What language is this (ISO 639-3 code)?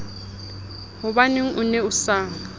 sot